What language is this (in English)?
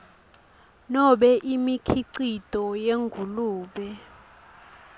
Swati